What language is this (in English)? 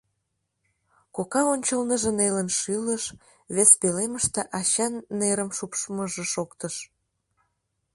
Mari